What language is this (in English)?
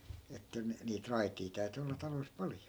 Finnish